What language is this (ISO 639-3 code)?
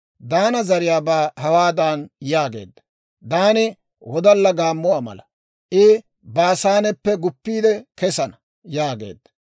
dwr